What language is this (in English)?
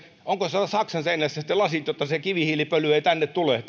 Finnish